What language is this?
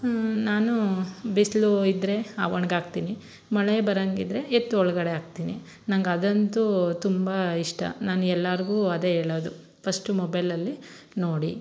Kannada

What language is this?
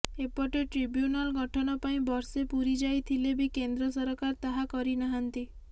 Odia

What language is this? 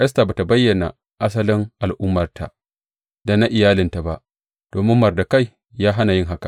Hausa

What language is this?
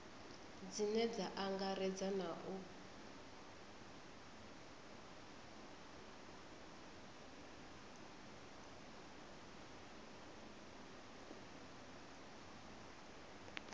Venda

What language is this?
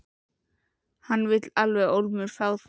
Icelandic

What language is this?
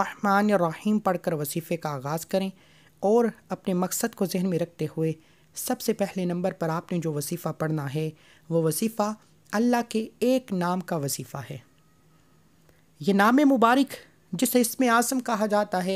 Hindi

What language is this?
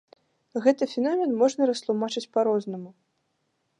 Belarusian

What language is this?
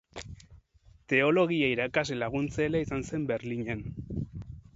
Basque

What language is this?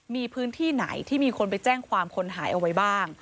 Thai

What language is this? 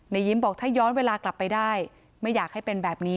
Thai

